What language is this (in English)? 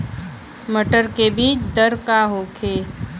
Bhojpuri